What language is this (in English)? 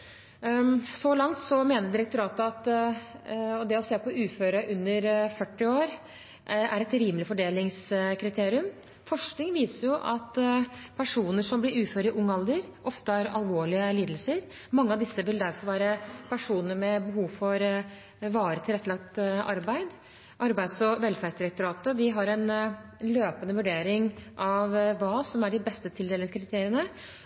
Norwegian Bokmål